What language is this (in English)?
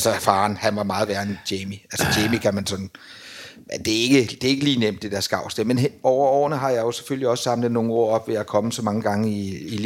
Danish